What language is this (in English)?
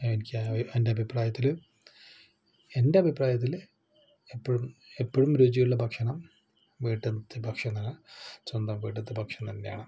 Malayalam